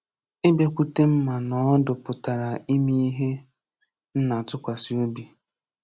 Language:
Igbo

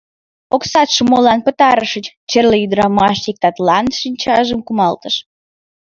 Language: Mari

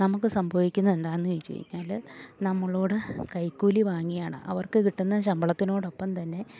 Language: Malayalam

